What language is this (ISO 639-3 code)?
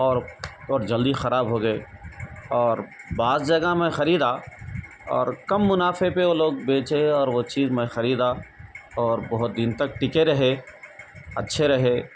urd